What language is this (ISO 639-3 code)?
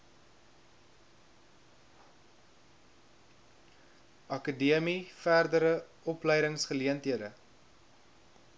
afr